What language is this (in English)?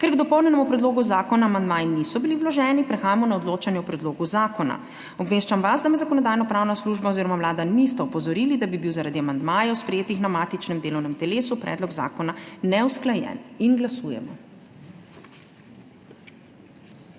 Slovenian